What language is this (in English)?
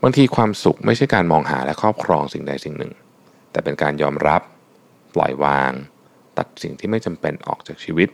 Thai